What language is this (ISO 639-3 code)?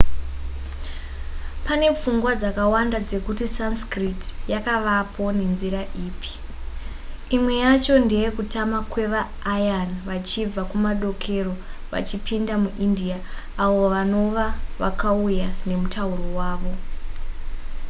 sna